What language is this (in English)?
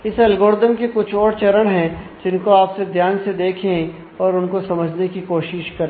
Hindi